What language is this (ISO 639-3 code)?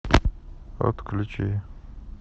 rus